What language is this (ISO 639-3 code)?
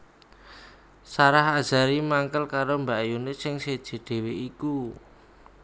jav